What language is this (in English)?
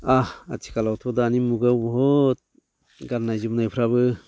Bodo